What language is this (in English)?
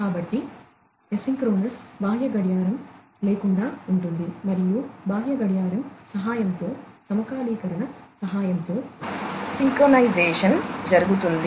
Telugu